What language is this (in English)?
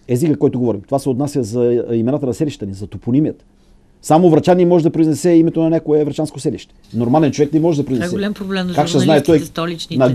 Bulgarian